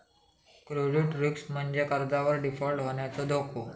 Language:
Marathi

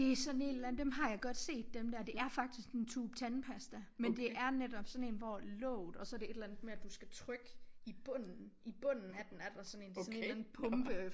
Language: Danish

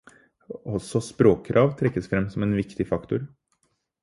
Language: Norwegian Bokmål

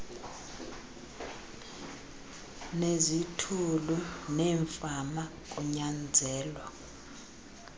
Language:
Xhosa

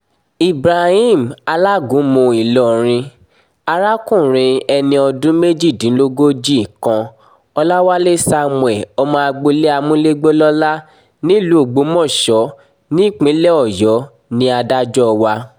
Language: Yoruba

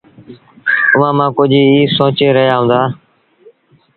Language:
Sindhi Bhil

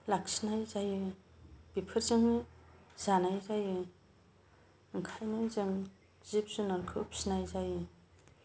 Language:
Bodo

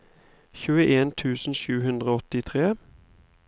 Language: Norwegian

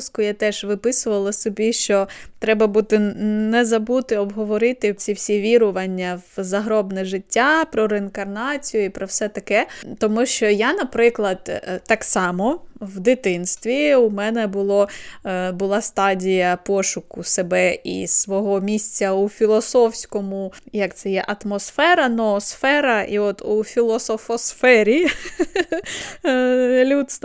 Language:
Ukrainian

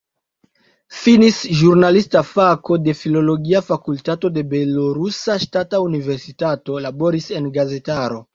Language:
Esperanto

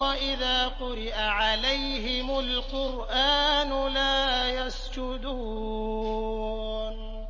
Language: Arabic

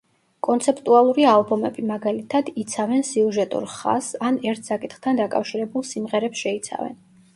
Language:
Georgian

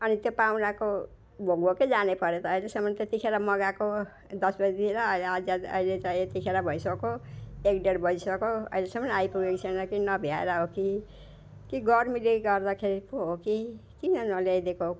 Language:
Nepali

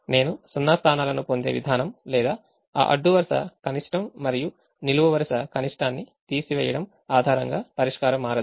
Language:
Telugu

